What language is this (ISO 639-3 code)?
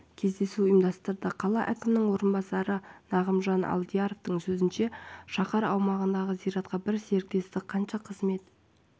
kaz